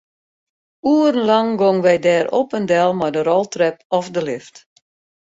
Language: Western Frisian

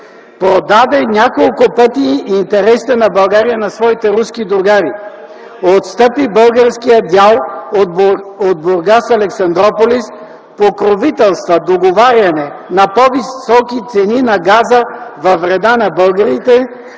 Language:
Bulgarian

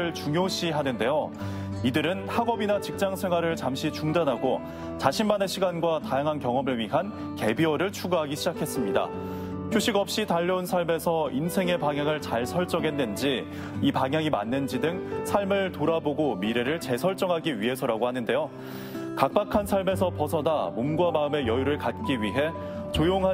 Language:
Korean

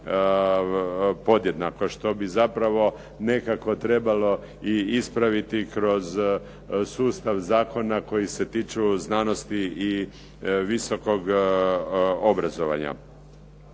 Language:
Croatian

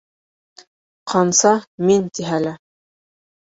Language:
Bashkir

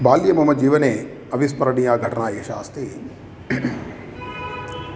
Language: Sanskrit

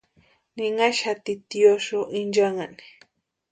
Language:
Western Highland Purepecha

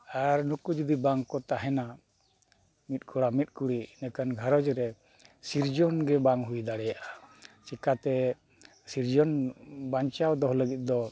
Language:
Santali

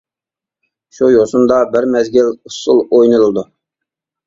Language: Uyghur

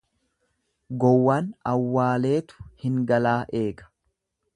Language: Oromo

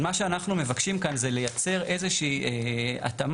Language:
Hebrew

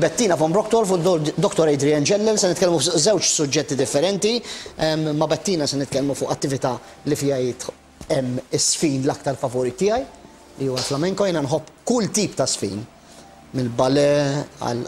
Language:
Arabic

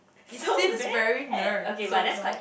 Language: English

